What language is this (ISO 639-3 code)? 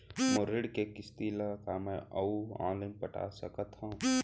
hne